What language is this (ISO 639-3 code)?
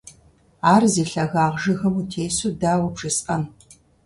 kbd